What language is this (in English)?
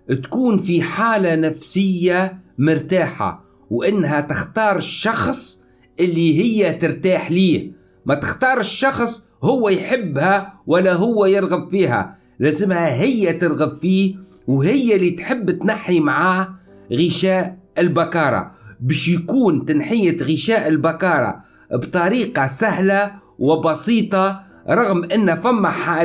Arabic